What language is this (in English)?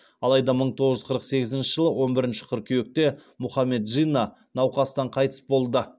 Kazakh